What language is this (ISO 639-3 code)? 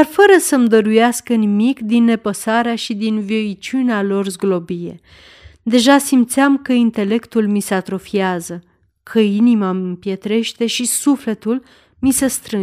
ron